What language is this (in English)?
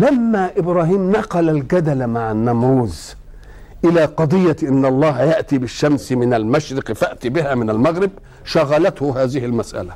Arabic